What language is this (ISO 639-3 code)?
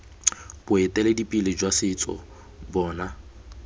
tsn